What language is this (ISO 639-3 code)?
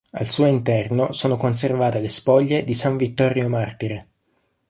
ita